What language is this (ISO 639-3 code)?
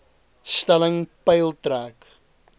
afr